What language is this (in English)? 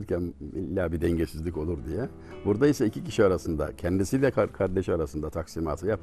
Turkish